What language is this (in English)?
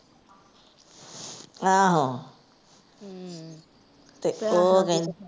Punjabi